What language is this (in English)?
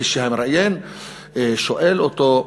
Hebrew